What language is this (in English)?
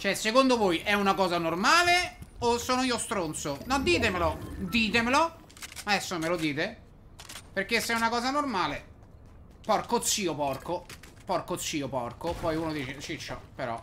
Italian